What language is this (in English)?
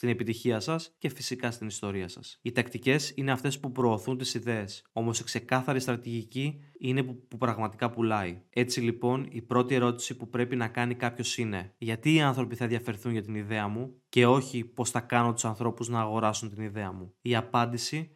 Greek